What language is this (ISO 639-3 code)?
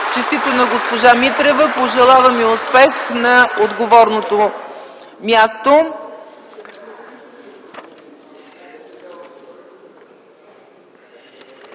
bul